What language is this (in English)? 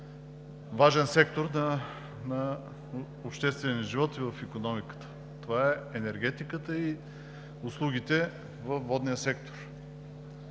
Bulgarian